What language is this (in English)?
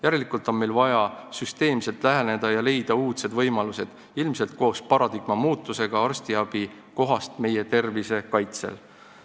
Estonian